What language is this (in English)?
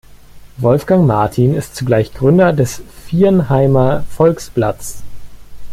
German